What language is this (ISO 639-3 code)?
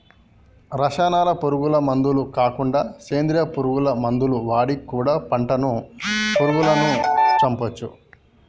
tel